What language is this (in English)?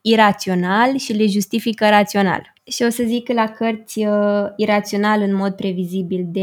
Romanian